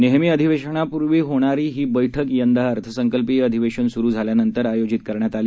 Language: Marathi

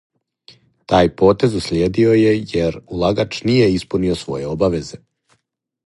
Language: Serbian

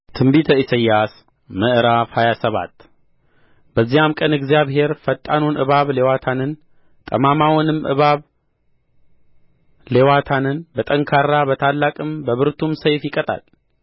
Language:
Amharic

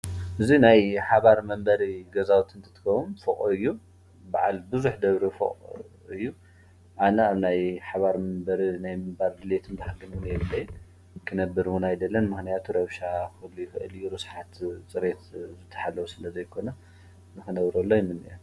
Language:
Tigrinya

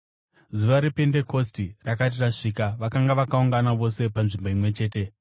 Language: Shona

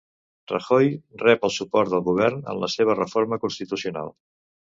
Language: Catalan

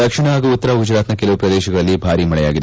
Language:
Kannada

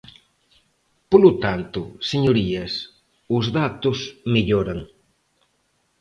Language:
Galician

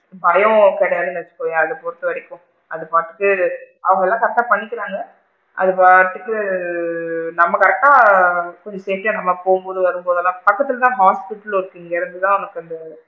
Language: Tamil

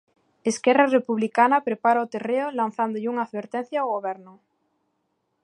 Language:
Galician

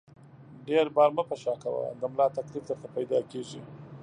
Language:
Pashto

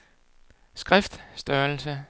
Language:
Danish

